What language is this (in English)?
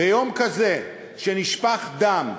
Hebrew